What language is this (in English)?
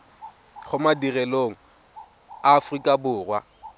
Tswana